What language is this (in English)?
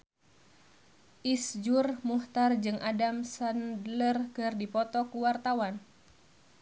Sundanese